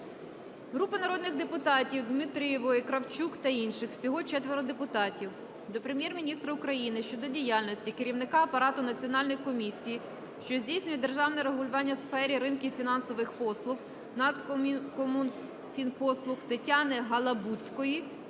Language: Ukrainian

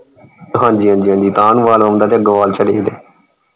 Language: Punjabi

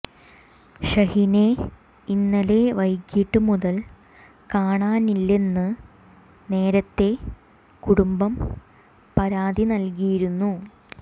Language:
Malayalam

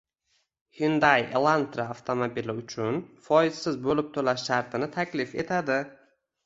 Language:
Uzbek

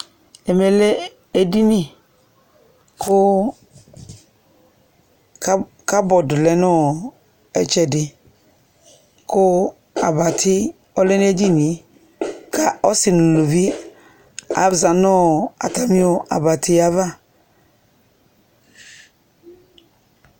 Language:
Ikposo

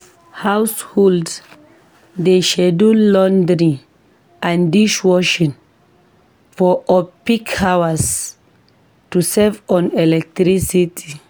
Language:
Nigerian Pidgin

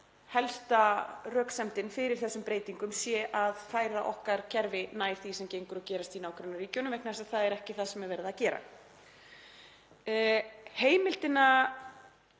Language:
Icelandic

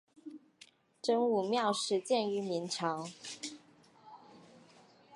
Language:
Chinese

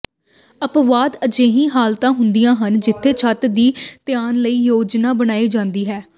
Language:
Punjabi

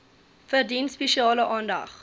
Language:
Afrikaans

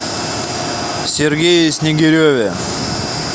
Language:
Russian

